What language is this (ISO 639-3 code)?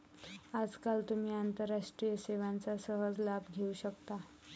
mar